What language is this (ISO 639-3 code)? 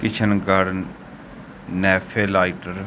pan